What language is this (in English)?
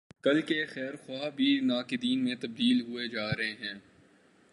Urdu